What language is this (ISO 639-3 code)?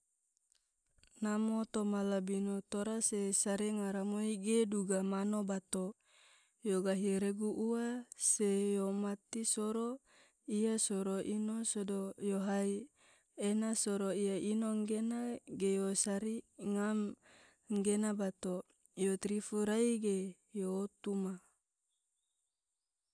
tvo